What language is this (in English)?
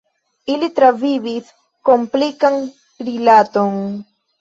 Esperanto